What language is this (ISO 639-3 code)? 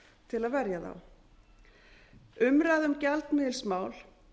isl